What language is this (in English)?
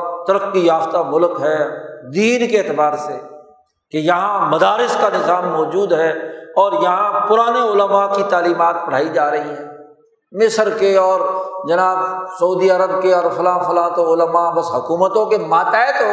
Urdu